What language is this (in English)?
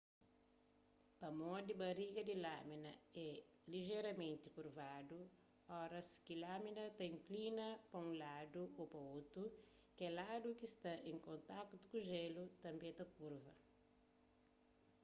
Kabuverdianu